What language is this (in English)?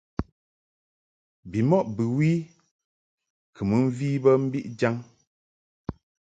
Mungaka